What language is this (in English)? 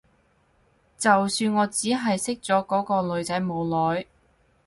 Cantonese